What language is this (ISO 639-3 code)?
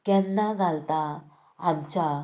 kok